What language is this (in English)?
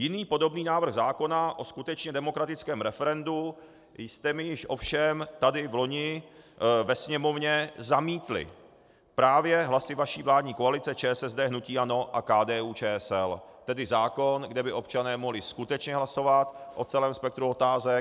Czech